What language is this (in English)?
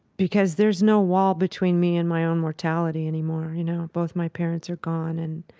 English